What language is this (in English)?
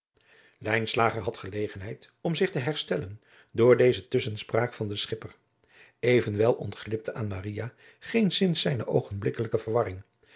Dutch